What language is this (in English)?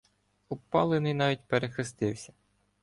Ukrainian